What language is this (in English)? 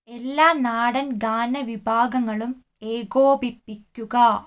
Malayalam